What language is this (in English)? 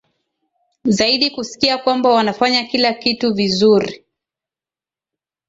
Swahili